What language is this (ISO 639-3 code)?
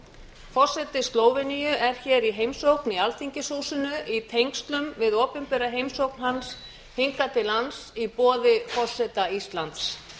isl